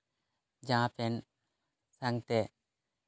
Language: Santali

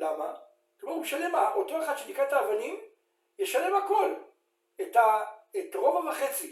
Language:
Hebrew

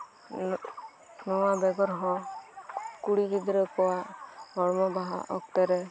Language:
Santali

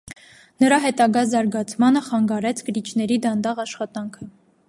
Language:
Armenian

